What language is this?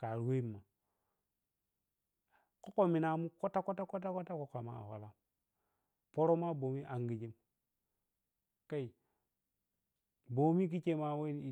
Piya-Kwonci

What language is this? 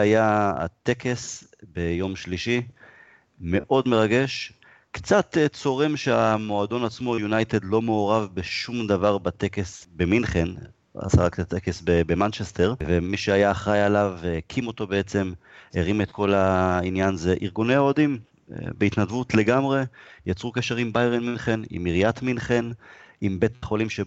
Hebrew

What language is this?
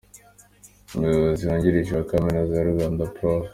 Kinyarwanda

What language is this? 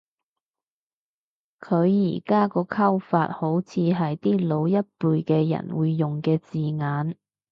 Cantonese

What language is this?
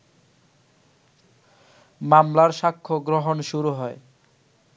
Bangla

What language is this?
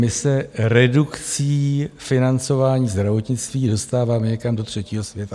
Czech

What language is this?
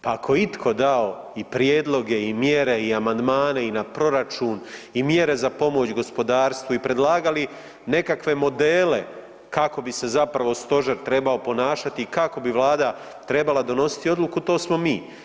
Croatian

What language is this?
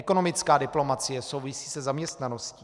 Czech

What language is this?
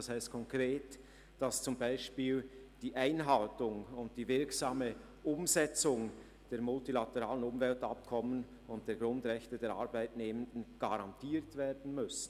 Swiss German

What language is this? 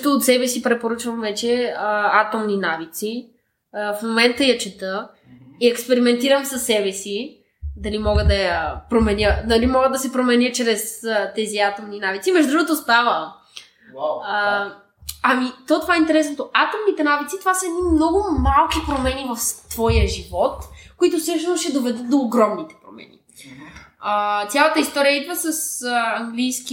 Bulgarian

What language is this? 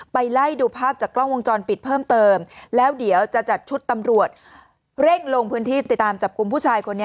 Thai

